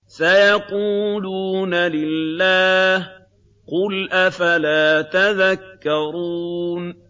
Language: Arabic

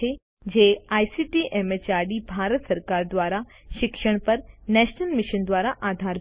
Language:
Gujarati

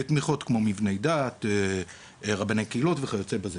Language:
Hebrew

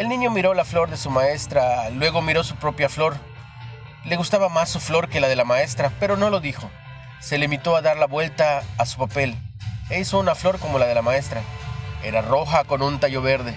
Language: Spanish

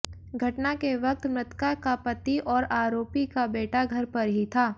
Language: Hindi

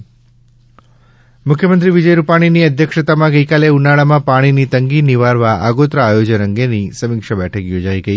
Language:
Gujarati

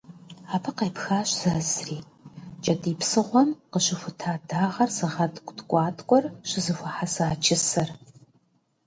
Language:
Kabardian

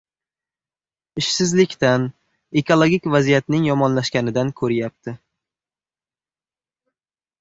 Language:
Uzbek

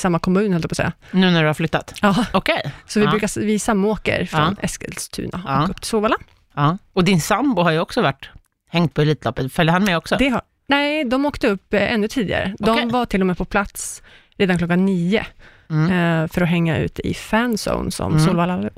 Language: Swedish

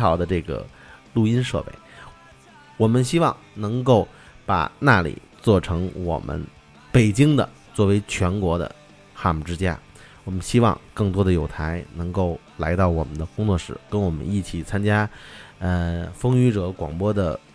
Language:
Chinese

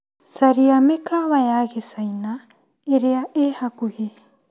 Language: Kikuyu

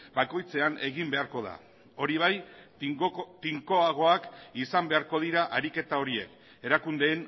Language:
Basque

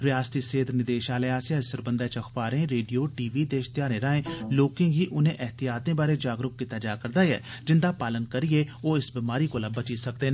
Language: Dogri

